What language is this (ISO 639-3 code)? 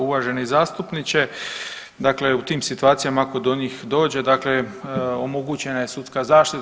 hrv